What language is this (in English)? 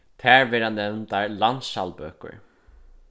Faroese